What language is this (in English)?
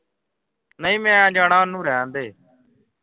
Punjabi